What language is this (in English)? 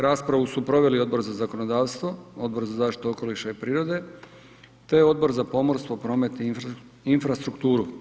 Croatian